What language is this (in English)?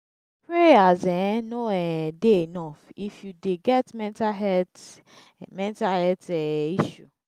Nigerian Pidgin